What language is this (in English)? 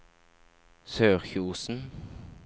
Norwegian